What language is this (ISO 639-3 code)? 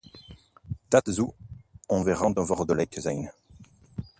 nld